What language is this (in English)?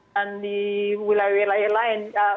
Indonesian